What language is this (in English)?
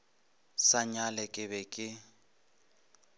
Northern Sotho